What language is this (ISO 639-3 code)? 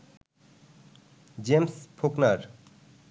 ben